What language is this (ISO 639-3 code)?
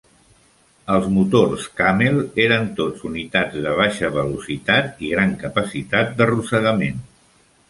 cat